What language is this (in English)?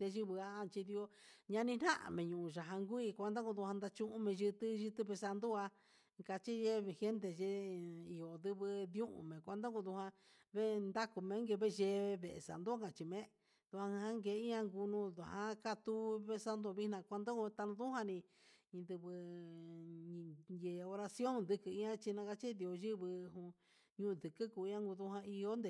Huitepec Mixtec